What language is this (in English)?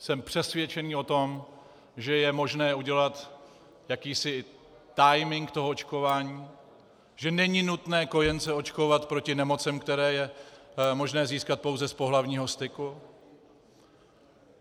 Czech